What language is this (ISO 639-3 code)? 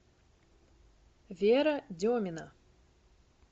rus